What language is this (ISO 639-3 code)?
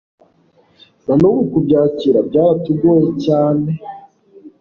kin